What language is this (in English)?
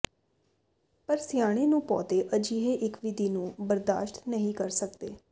Punjabi